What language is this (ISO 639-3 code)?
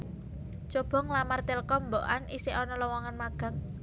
jav